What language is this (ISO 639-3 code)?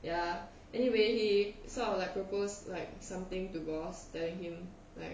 eng